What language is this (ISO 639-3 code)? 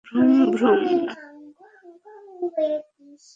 ben